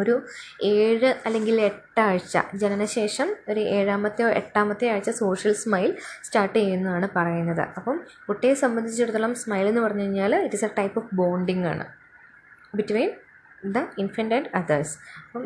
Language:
Malayalam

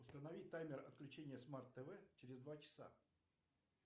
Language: Russian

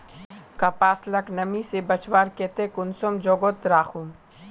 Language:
Magahi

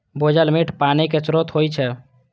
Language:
Maithili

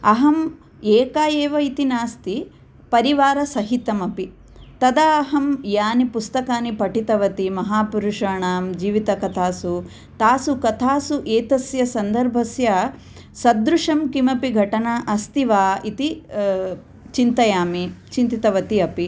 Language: Sanskrit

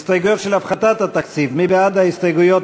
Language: Hebrew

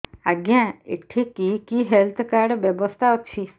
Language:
Odia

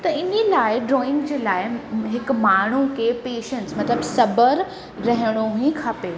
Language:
Sindhi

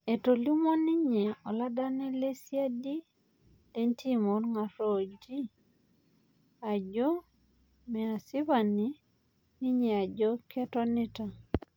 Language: Masai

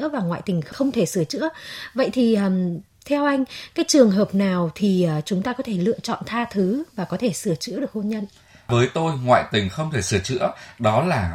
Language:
Vietnamese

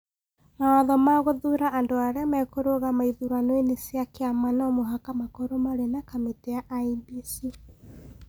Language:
Kikuyu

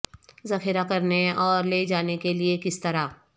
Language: Urdu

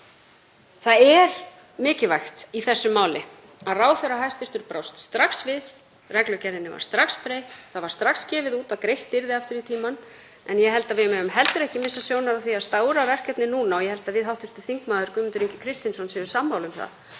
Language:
Icelandic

